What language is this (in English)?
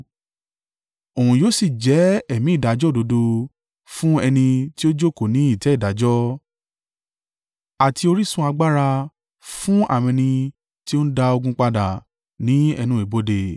Yoruba